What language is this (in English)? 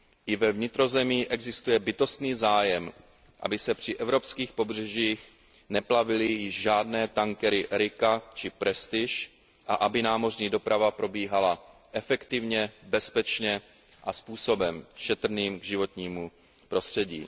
Czech